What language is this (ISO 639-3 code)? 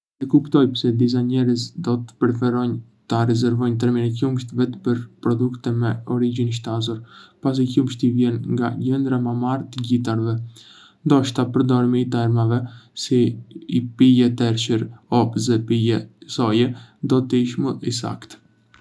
aae